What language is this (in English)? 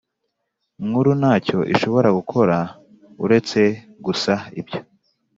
Kinyarwanda